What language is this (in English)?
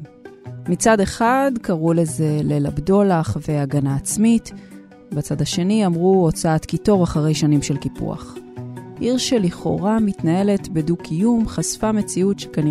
Hebrew